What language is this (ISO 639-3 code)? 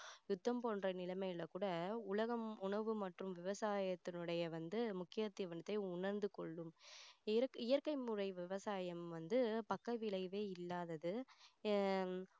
tam